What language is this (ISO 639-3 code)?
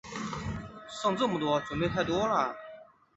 zho